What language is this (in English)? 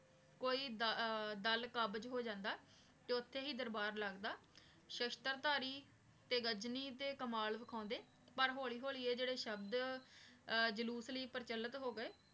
Punjabi